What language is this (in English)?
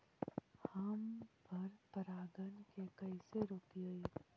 Magahi